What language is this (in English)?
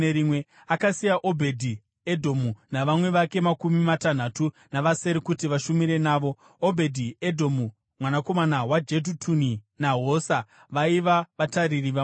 Shona